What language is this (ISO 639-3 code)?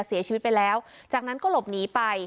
tha